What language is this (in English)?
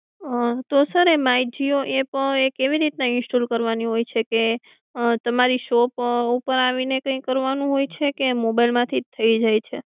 Gujarati